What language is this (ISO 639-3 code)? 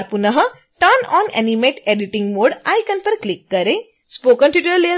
hin